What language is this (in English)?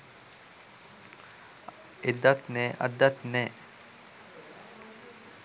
Sinhala